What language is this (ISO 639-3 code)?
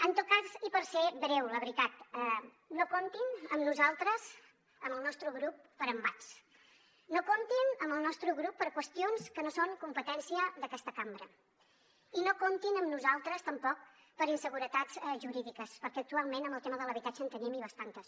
cat